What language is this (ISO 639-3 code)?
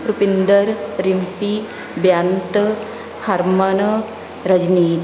pan